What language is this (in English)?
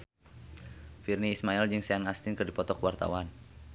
Sundanese